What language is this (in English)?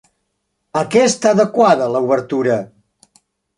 Catalan